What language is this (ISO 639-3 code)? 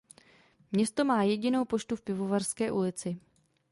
ces